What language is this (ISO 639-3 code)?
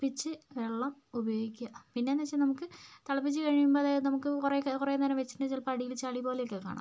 mal